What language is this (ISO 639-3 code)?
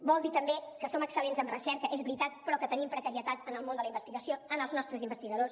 cat